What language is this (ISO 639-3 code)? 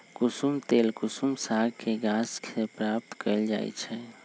mag